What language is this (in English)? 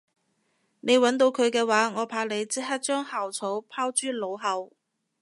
Cantonese